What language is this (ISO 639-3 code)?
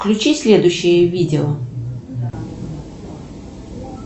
rus